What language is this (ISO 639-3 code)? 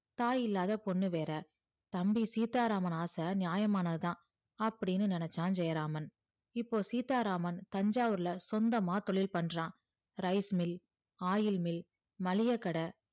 tam